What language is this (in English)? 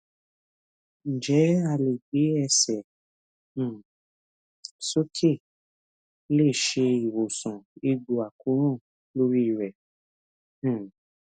Yoruba